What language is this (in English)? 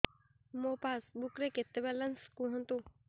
Odia